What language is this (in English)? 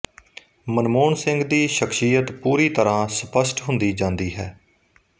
Punjabi